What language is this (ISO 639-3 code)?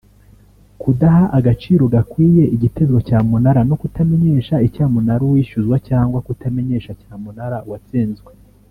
kin